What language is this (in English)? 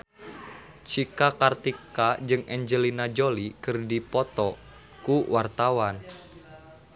Sundanese